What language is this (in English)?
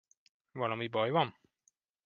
Hungarian